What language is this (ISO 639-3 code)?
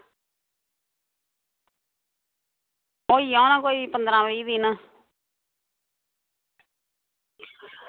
doi